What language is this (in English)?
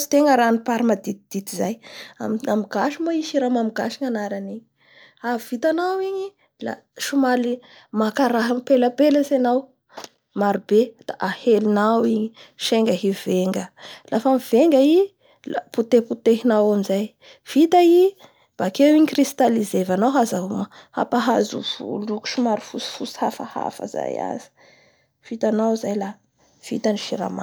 Bara Malagasy